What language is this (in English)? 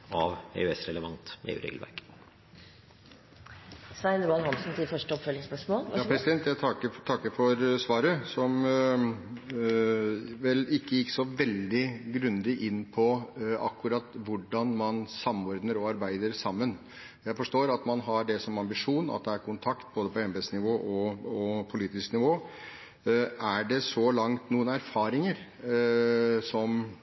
Norwegian Bokmål